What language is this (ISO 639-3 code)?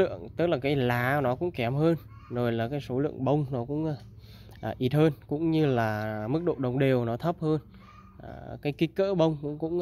vie